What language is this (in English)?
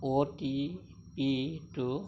Assamese